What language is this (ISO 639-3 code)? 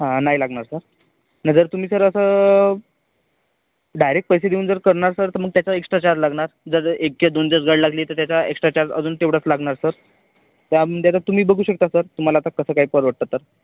mar